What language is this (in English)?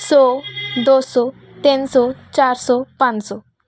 Punjabi